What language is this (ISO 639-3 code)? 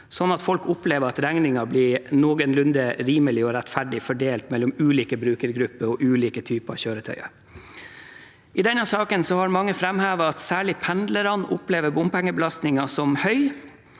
nor